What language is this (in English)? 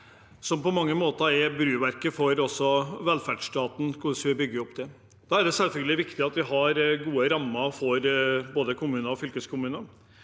Norwegian